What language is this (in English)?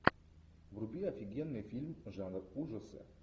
Russian